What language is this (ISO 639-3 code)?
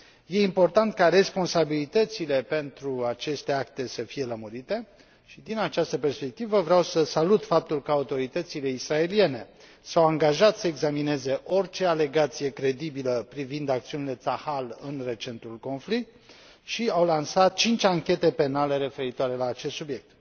ron